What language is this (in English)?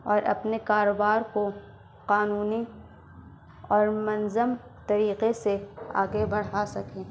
Urdu